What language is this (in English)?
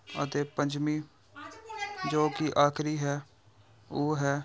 Punjabi